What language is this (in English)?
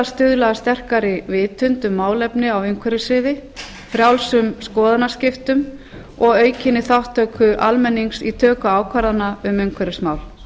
Icelandic